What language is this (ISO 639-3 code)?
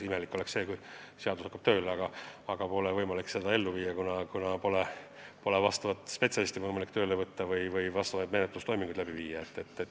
est